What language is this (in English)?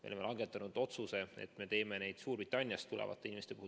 Estonian